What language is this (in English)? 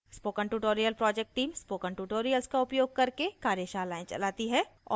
Hindi